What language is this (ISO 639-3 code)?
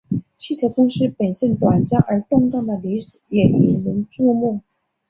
zho